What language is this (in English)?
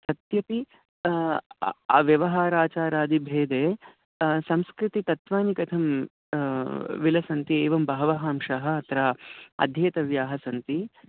Sanskrit